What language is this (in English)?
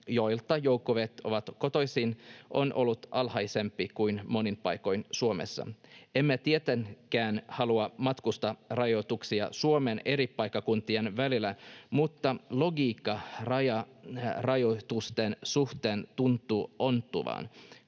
Finnish